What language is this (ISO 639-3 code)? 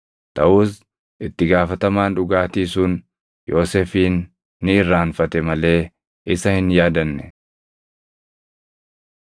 orm